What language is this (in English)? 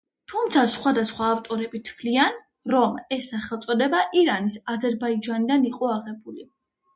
Georgian